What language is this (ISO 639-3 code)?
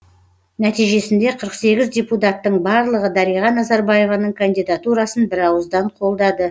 kaz